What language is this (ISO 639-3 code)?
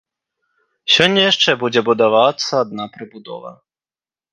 bel